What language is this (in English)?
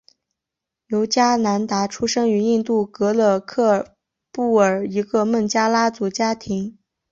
Chinese